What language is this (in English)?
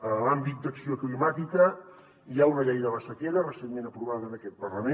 Catalan